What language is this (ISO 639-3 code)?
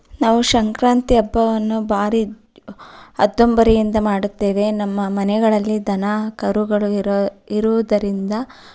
kan